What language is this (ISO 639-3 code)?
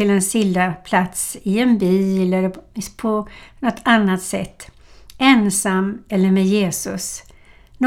swe